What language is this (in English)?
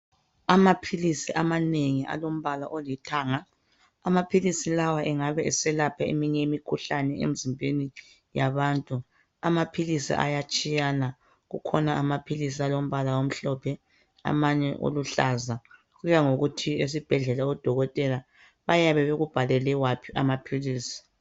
North Ndebele